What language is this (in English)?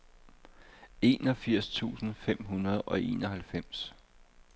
Danish